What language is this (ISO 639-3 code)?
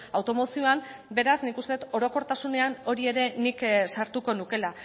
eus